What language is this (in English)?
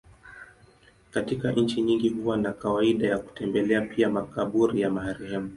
Swahili